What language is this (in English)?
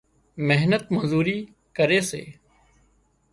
Wadiyara Koli